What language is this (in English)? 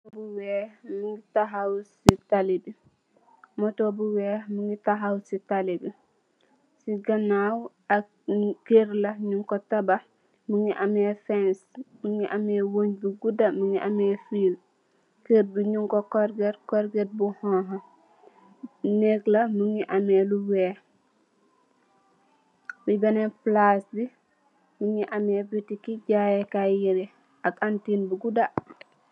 Wolof